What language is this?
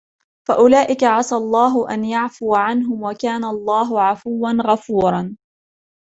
Arabic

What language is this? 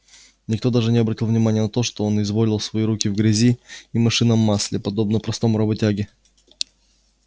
Russian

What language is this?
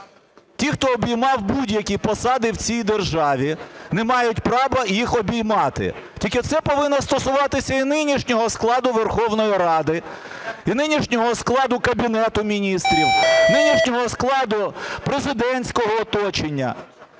Ukrainian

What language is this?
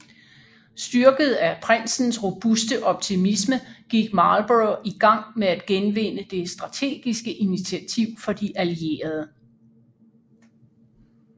Danish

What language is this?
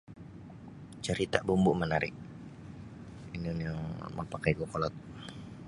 Sabah Bisaya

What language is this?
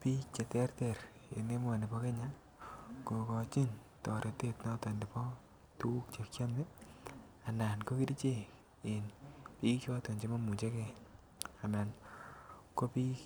Kalenjin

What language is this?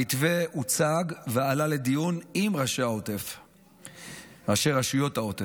Hebrew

